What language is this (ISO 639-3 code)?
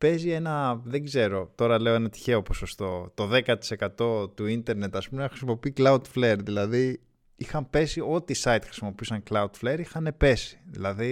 ell